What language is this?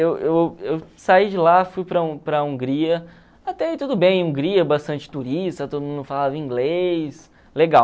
Portuguese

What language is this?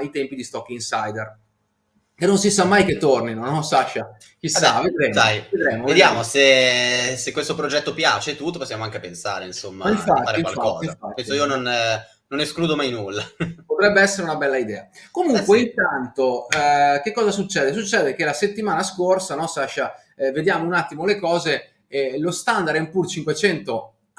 Italian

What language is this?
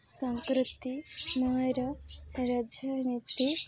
Odia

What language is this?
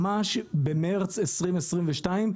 Hebrew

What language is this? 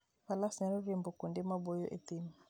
Luo (Kenya and Tanzania)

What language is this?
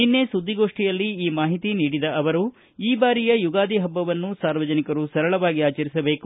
Kannada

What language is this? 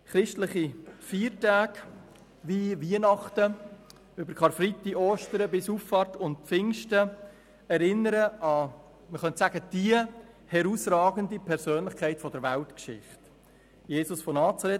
Swiss German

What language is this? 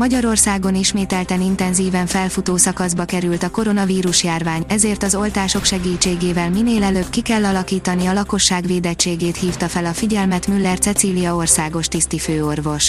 Hungarian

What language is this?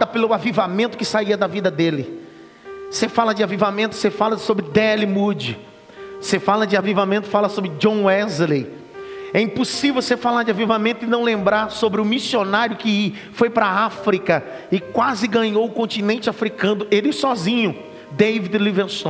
Portuguese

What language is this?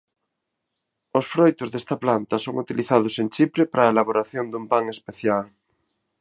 Galician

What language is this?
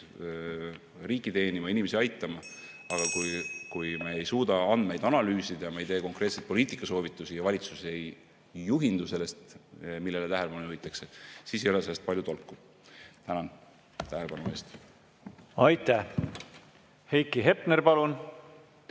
Estonian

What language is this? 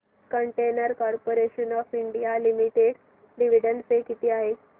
Marathi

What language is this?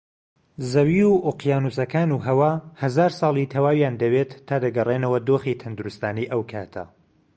Central Kurdish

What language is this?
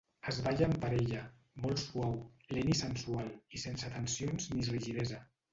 Catalan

